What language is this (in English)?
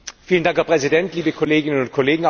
German